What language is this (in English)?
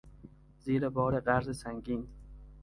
Persian